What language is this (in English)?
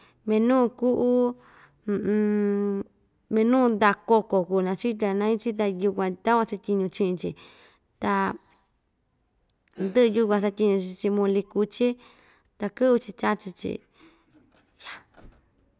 Ixtayutla Mixtec